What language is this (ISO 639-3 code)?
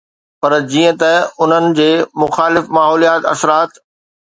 snd